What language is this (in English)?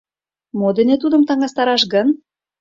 Mari